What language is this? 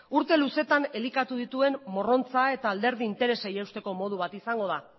Basque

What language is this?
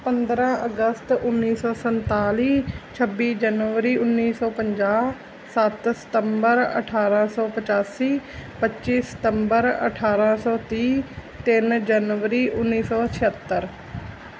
Punjabi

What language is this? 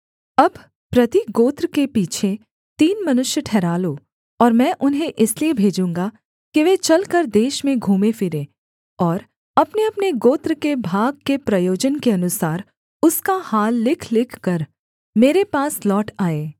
Hindi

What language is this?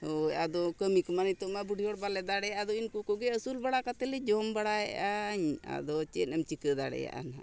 Santali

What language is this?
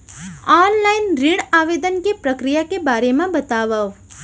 Chhattisgarhi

